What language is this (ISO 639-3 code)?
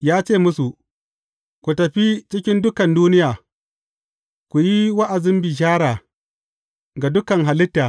hau